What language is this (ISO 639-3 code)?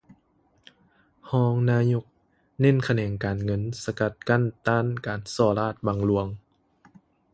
lao